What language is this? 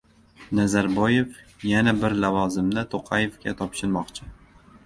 Uzbek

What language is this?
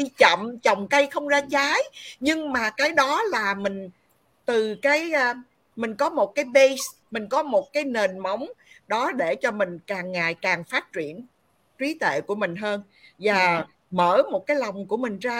Vietnamese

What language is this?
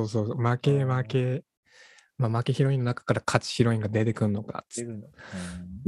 Japanese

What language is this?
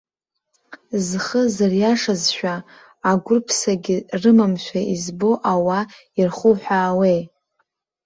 Abkhazian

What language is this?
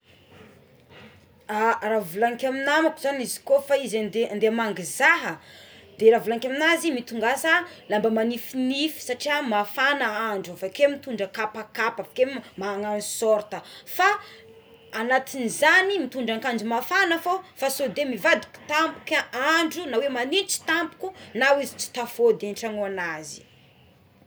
Tsimihety Malagasy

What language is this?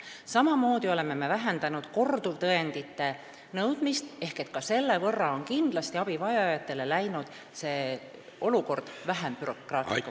Estonian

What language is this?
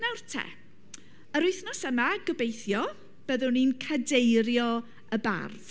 Welsh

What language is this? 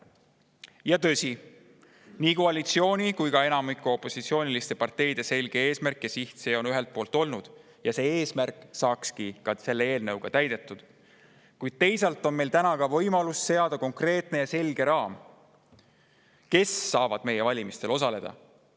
Estonian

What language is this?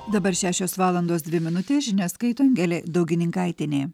Lithuanian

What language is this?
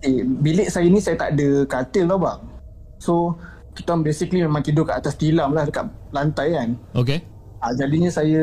Malay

